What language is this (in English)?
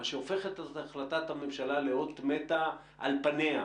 Hebrew